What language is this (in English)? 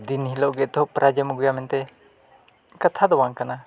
Santali